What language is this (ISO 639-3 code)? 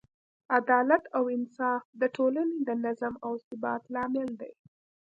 pus